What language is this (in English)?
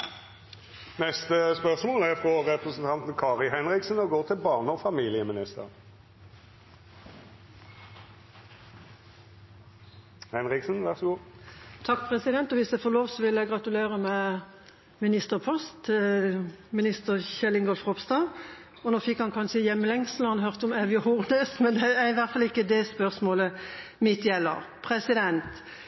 Norwegian